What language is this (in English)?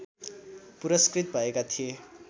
Nepali